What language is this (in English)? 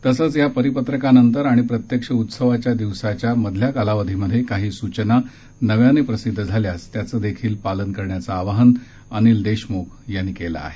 Marathi